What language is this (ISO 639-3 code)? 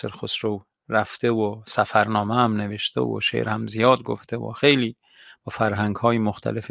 fas